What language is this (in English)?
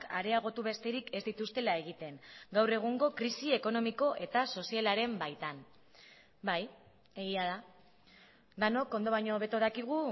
Basque